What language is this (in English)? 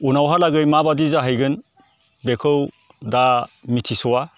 Bodo